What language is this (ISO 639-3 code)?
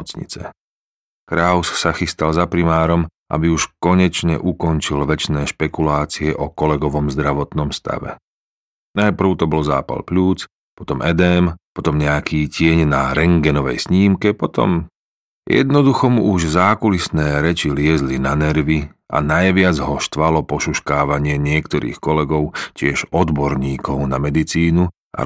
slk